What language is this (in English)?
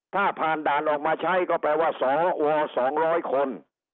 Thai